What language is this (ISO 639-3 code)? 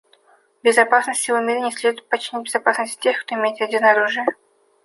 rus